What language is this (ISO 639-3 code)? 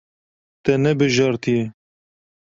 kur